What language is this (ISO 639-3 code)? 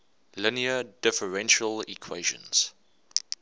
eng